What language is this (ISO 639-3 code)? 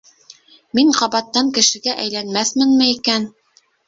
bak